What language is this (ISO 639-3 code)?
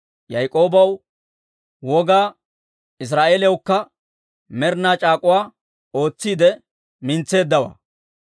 dwr